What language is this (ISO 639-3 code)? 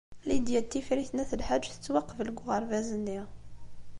kab